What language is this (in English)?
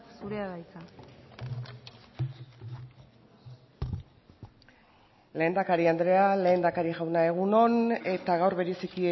Basque